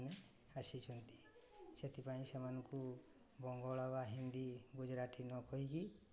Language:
Odia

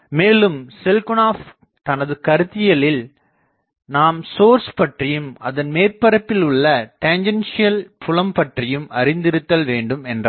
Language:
Tamil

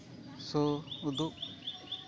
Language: Santali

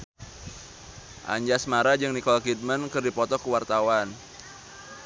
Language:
Sundanese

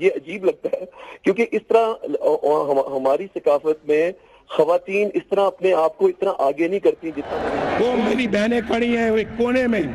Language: Urdu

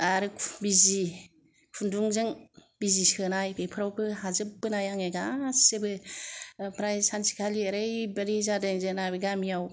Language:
Bodo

